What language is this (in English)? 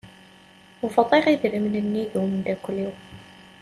Kabyle